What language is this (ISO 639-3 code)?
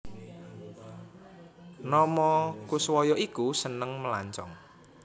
jav